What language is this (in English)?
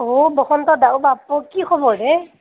Assamese